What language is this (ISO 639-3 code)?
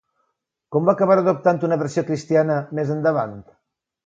cat